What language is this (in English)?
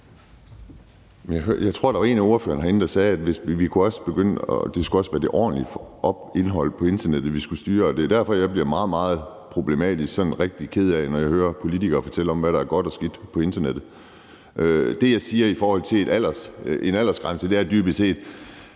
Danish